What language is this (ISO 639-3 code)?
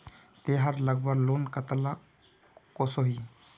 mag